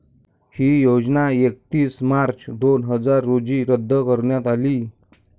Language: Marathi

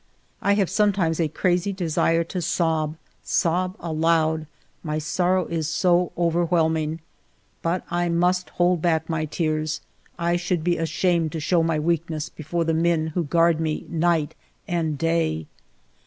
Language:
English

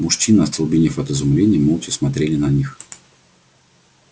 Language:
Russian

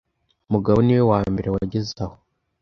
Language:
Kinyarwanda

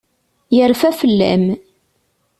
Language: Kabyle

